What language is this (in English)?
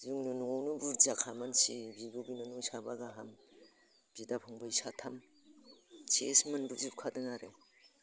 Bodo